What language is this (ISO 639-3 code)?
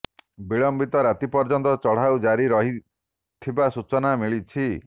ori